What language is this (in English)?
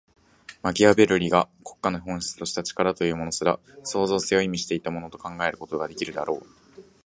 Japanese